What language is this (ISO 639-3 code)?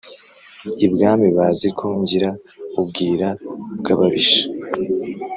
kin